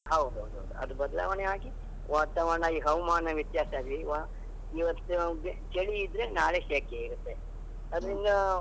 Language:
Kannada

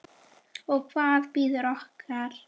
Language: Icelandic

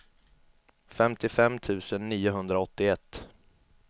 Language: Swedish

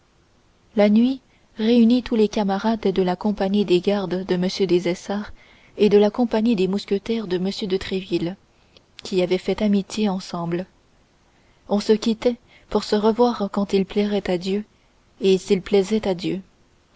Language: French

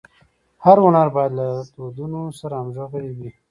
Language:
Pashto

